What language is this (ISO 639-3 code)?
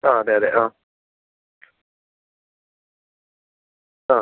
mal